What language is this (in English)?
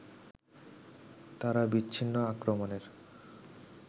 Bangla